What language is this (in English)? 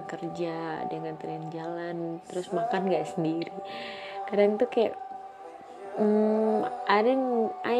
Indonesian